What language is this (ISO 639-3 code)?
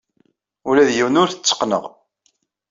kab